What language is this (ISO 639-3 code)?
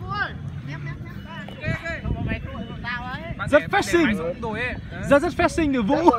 vie